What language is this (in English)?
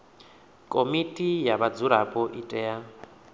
Venda